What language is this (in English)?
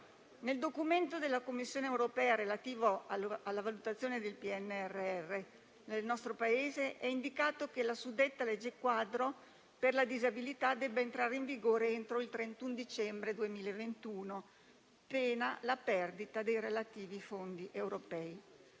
Italian